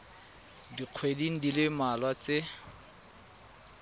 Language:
Tswana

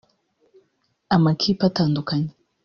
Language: Kinyarwanda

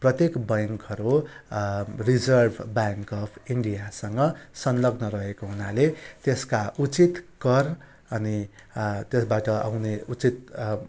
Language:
Nepali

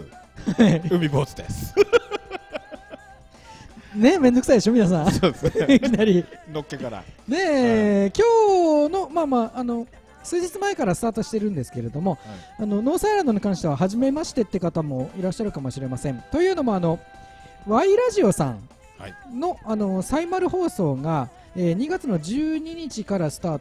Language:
Japanese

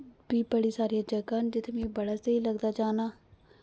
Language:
Dogri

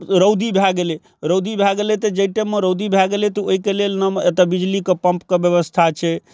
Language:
Maithili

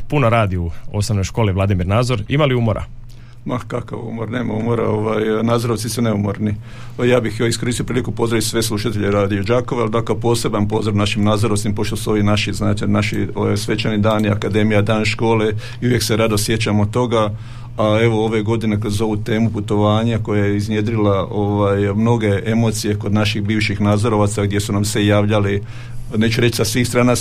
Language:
Croatian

